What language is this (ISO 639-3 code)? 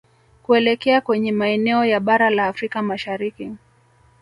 swa